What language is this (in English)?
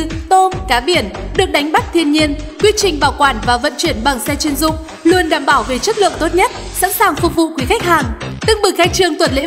Vietnamese